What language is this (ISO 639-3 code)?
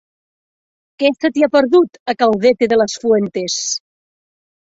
cat